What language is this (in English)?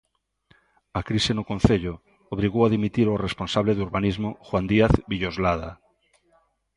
Galician